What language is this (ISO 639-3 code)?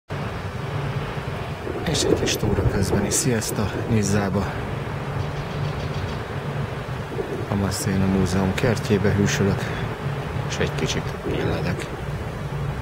hun